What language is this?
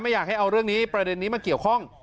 Thai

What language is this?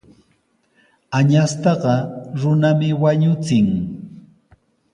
Sihuas Ancash Quechua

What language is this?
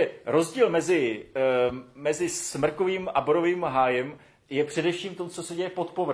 Czech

